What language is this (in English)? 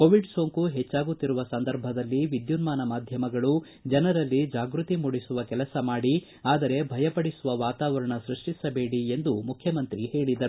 Kannada